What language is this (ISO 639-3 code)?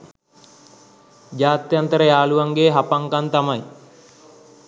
sin